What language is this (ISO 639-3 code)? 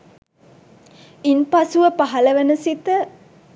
sin